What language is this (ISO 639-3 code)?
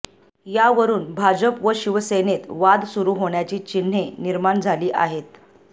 mar